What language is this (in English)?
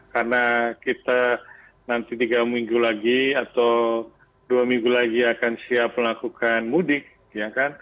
Indonesian